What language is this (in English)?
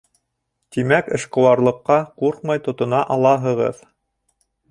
Bashkir